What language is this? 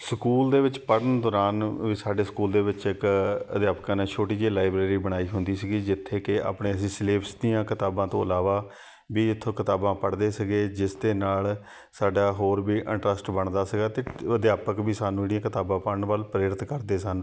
Punjabi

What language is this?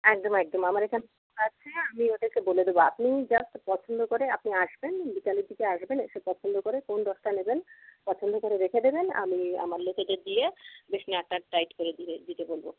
Bangla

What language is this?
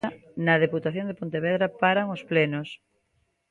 Galician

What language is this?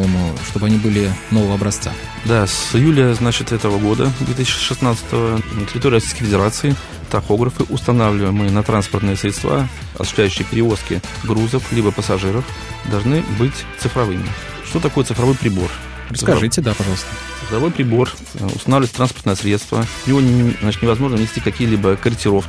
Russian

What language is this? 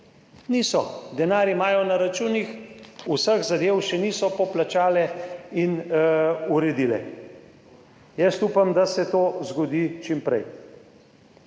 Slovenian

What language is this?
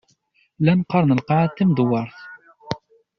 Kabyle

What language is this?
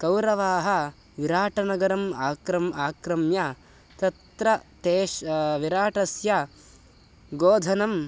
Sanskrit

